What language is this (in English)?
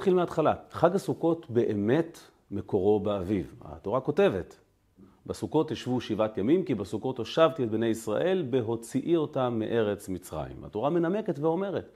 Hebrew